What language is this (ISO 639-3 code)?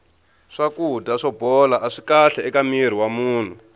tso